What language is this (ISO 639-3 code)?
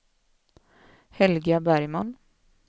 swe